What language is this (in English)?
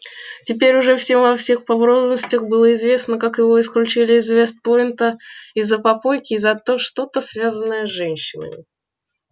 Russian